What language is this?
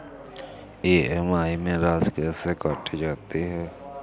Hindi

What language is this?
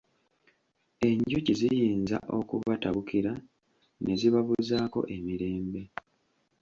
Ganda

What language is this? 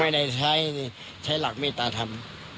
Thai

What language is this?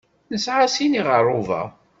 Kabyle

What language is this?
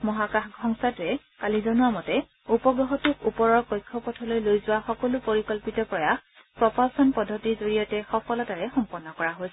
Assamese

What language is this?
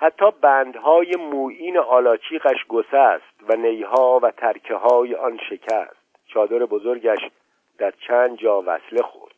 Persian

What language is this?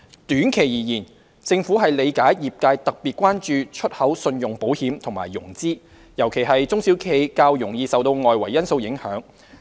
Cantonese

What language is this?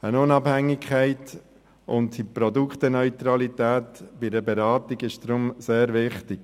Swiss German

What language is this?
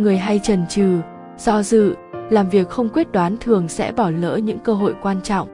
Vietnamese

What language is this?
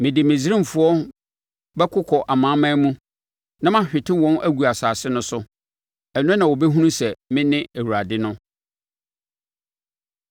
Akan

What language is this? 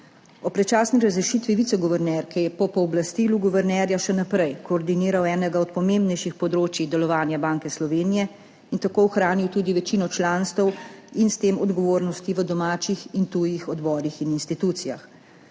Slovenian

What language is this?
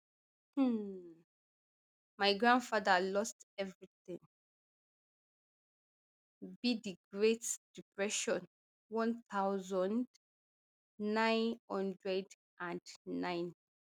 Nigerian Pidgin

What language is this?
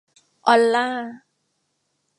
Thai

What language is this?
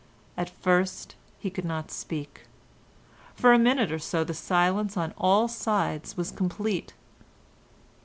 English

